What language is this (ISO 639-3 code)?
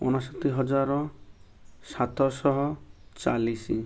ori